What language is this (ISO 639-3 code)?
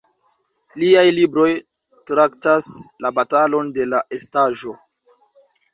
epo